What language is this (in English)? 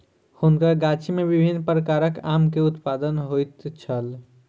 Maithili